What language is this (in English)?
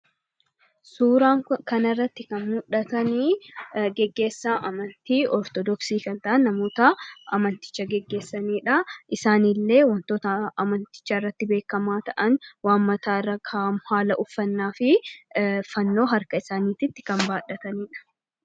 Oromo